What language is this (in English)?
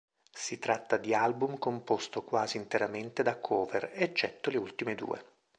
Italian